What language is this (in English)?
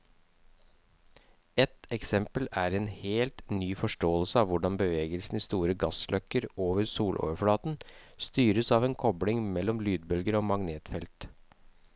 Norwegian